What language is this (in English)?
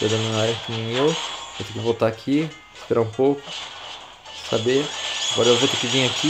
Portuguese